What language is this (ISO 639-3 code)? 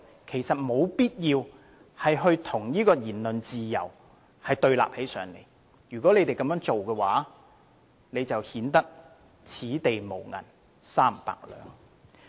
yue